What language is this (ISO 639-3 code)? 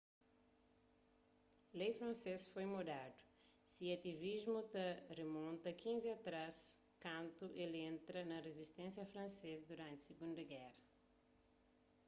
kea